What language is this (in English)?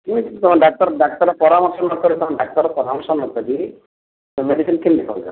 Odia